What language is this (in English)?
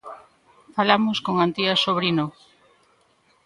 Galician